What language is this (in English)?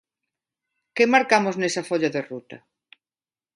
Galician